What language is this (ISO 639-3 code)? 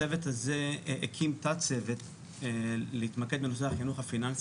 heb